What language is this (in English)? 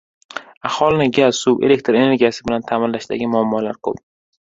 Uzbek